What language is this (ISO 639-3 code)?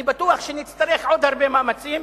heb